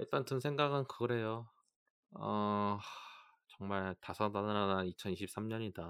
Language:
Korean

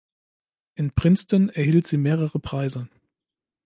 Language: German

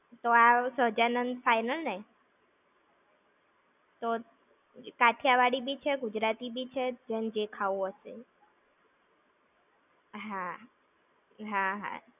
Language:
Gujarati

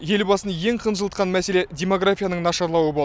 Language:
Kazakh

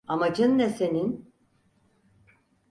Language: Turkish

